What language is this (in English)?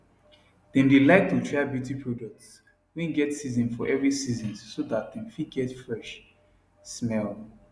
Nigerian Pidgin